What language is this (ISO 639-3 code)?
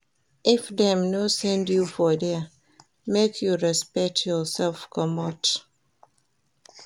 pcm